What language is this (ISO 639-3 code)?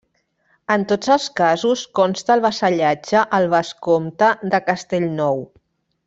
cat